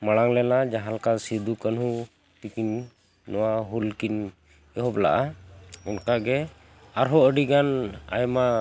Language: Santali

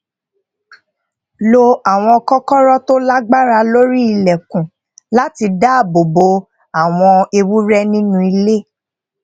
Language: Yoruba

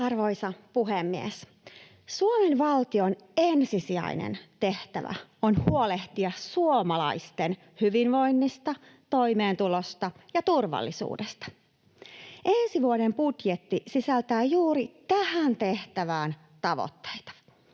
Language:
Finnish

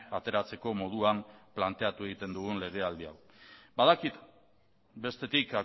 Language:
Basque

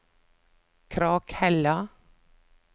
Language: Norwegian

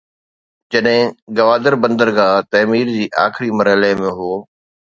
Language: Sindhi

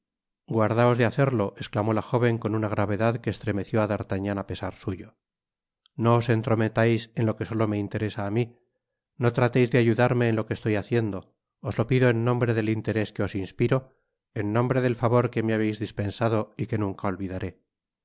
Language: Spanish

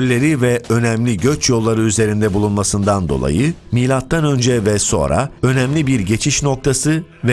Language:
Turkish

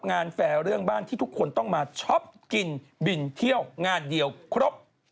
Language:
Thai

